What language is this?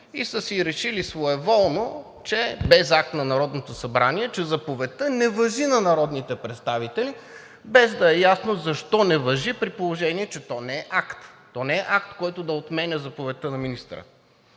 Bulgarian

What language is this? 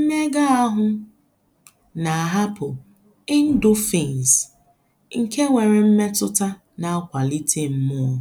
Igbo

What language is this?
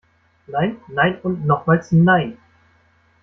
German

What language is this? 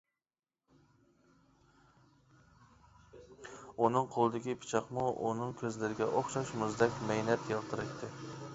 Uyghur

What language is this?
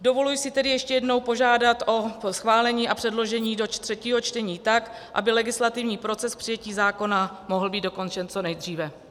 Czech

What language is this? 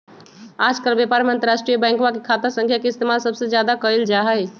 Magahi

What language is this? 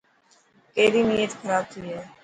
Dhatki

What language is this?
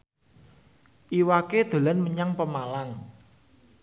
Javanese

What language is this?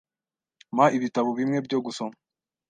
Kinyarwanda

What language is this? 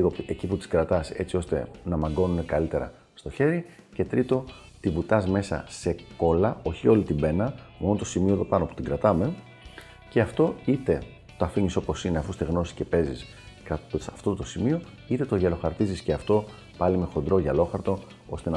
Greek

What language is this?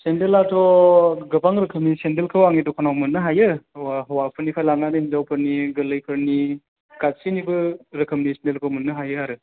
Bodo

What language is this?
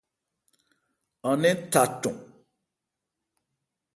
Ebrié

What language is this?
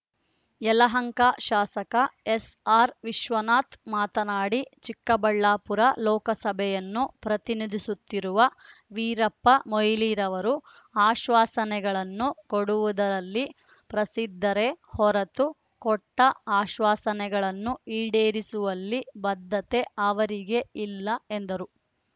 Kannada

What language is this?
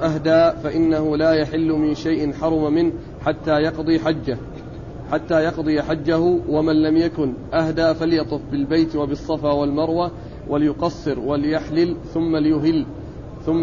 Arabic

